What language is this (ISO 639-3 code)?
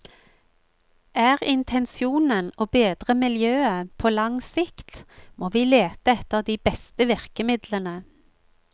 nor